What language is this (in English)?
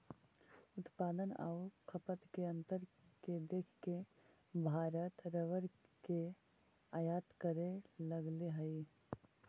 Magahi